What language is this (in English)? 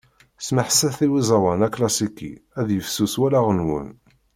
Kabyle